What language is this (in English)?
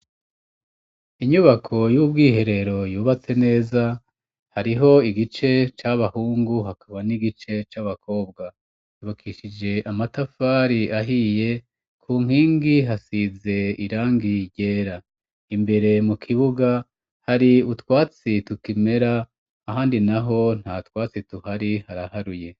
Rundi